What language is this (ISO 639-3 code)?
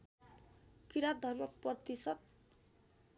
nep